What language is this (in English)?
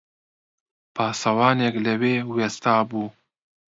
Central Kurdish